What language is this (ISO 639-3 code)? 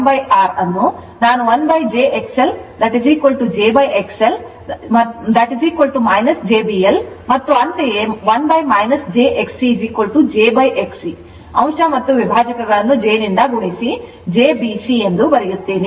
kan